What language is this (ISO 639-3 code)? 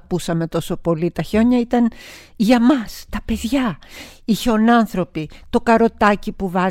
ell